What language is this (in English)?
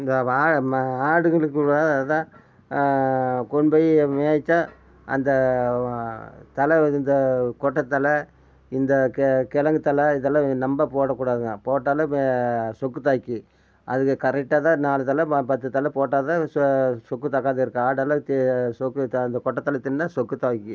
Tamil